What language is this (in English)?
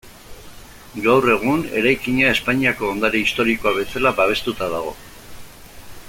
Basque